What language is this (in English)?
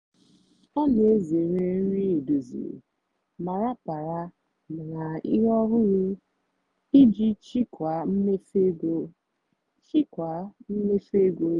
Igbo